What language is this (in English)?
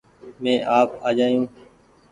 Goaria